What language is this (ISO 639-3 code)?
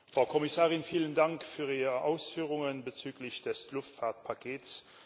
deu